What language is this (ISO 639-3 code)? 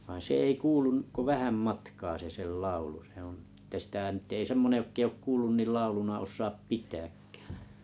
fin